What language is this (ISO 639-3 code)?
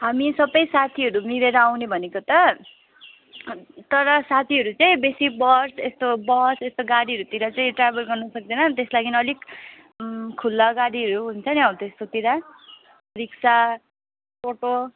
nep